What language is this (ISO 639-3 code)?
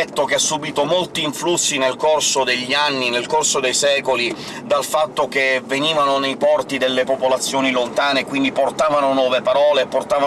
ita